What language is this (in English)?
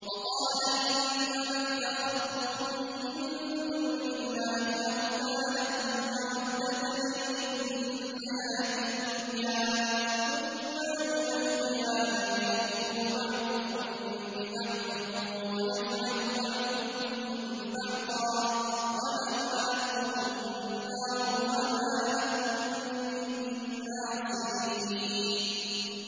Arabic